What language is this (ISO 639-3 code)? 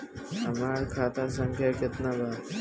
bho